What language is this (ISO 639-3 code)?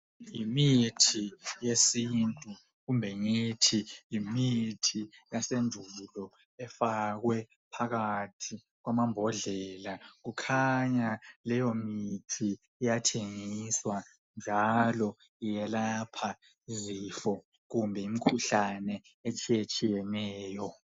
nde